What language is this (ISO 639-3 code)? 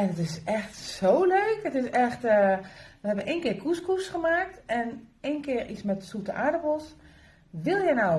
nld